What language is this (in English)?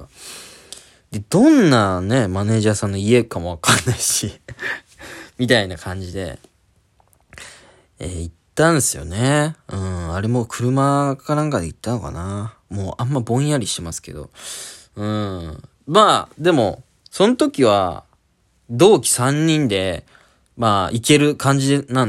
Japanese